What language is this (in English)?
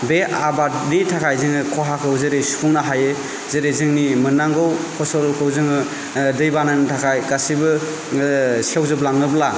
Bodo